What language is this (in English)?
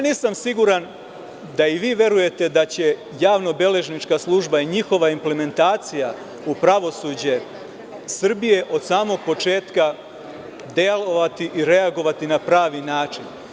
Serbian